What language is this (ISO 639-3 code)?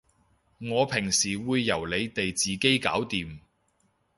yue